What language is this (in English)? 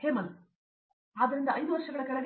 Kannada